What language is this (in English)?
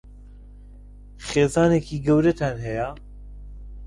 Central Kurdish